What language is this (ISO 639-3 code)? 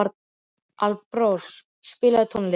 isl